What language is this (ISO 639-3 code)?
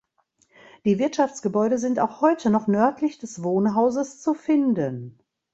deu